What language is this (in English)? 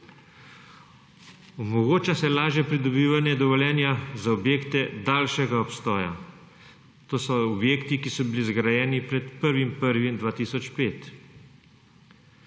Slovenian